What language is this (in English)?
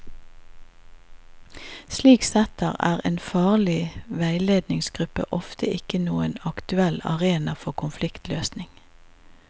Norwegian